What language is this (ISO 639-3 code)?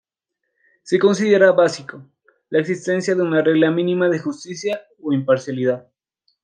spa